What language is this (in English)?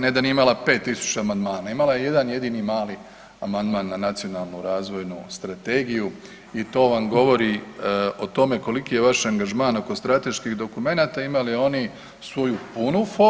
Croatian